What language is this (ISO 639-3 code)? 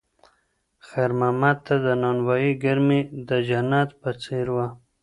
pus